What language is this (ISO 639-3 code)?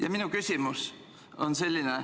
est